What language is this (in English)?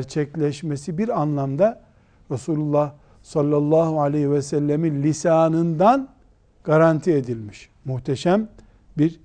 Turkish